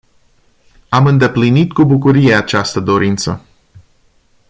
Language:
Romanian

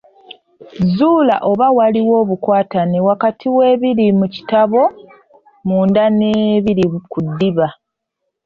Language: Ganda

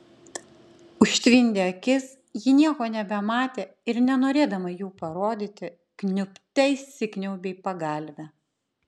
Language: Lithuanian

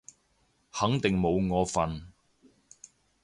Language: Cantonese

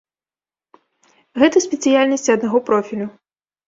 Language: Belarusian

